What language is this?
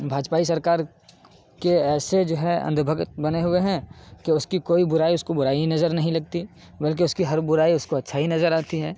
Urdu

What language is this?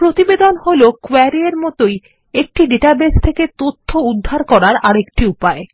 Bangla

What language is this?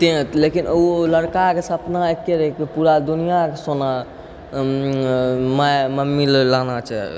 Maithili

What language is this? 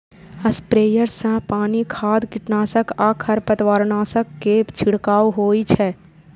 Maithili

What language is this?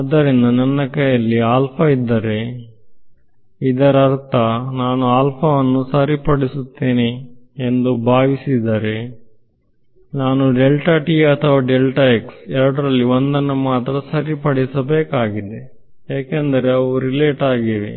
Kannada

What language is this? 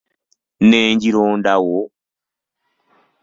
Ganda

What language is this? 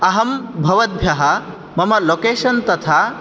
Sanskrit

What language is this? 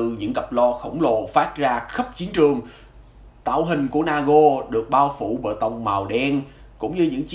Vietnamese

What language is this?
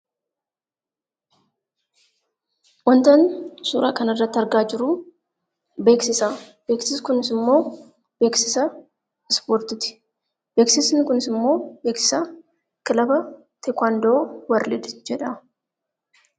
Oromo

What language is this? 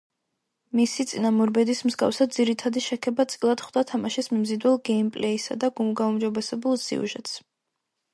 Georgian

